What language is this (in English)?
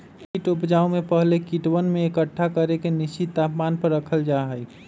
Magahi